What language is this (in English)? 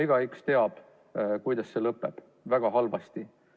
Estonian